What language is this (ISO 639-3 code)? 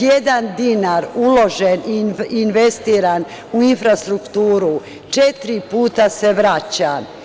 srp